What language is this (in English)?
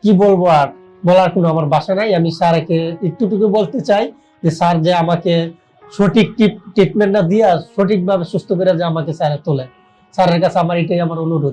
Indonesian